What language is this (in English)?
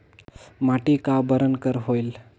Chhattisgarhi